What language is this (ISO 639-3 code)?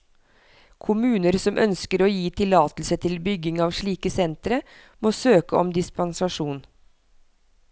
nor